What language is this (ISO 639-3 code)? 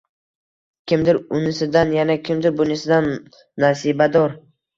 uzb